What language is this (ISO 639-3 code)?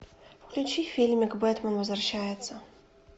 rus